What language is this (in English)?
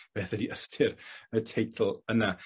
Welsh